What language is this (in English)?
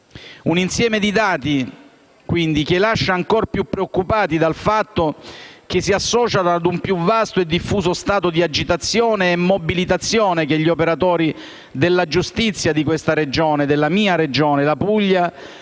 Italian